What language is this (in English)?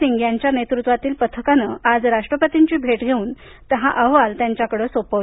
Marathi